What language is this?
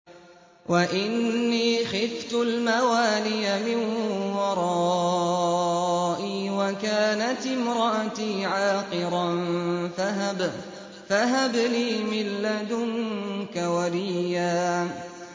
Arabic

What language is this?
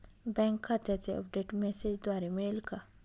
Marathi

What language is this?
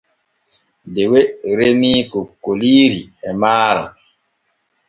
Borgu Fulfulde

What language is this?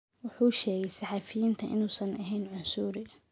Somali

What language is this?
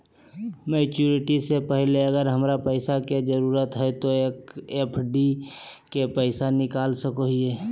Magahi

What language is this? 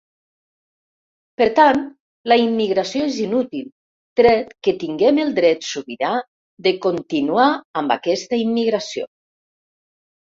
Catalan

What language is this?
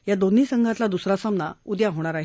Marathi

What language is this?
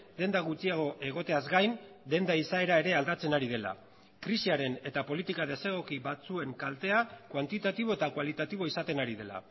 Basque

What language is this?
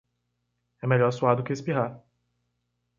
Portuguese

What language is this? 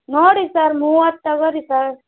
Kannada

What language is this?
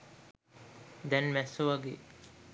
Sinhala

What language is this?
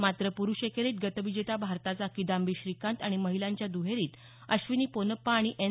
Marathi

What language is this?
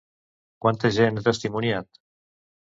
Catalan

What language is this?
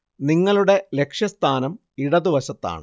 Malayalam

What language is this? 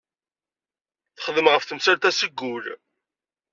Kabyle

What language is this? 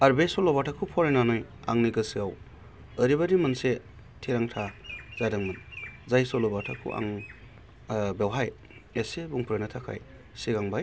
Bodo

